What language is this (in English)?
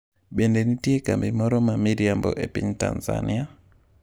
Luo (Kenya and Tanzania)